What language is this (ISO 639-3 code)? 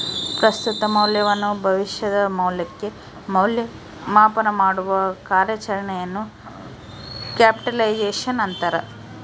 kan